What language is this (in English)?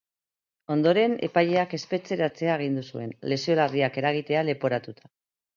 Basque